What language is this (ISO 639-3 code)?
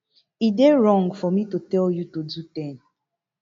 pcm